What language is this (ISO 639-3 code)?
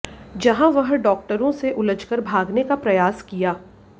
hin